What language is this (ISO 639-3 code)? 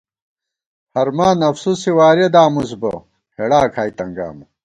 gwt